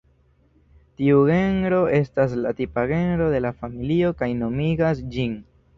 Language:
Esperanto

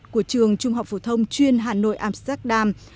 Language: Vietnamese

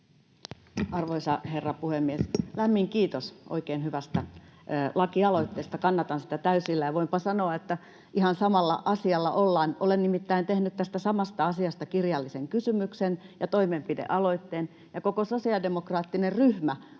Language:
Finnish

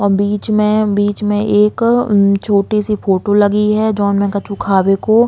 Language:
Bundeli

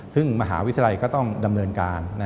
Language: Thai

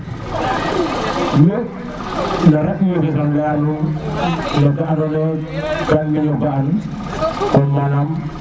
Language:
Serer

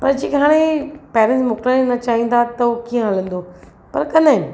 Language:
Sindhi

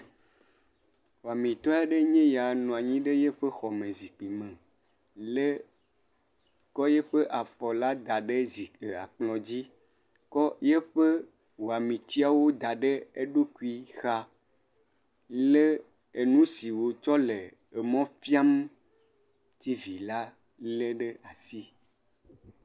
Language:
Ewe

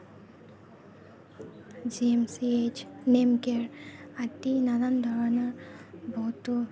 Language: Assamese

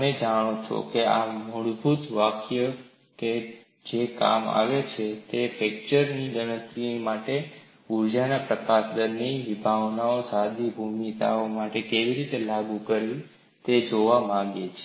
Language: Gujarati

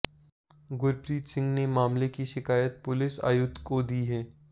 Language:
Hindi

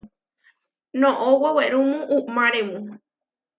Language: Huarijio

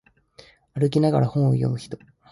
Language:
Japanese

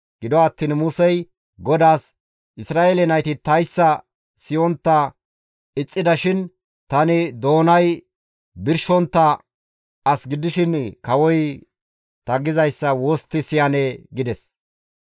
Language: Gamo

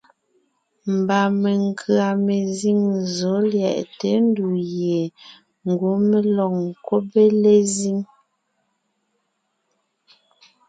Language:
Ngiemboon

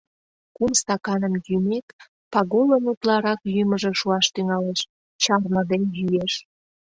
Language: Mari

